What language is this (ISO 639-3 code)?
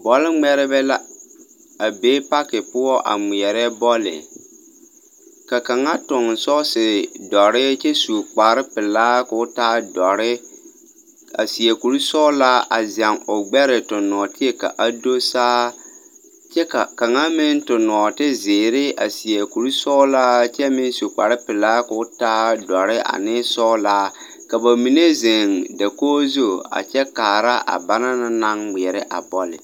dga